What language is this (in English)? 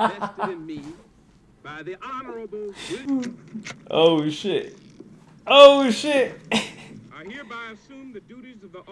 English